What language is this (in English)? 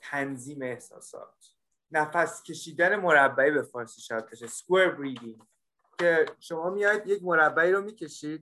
Persian